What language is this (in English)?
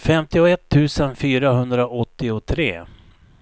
Swedish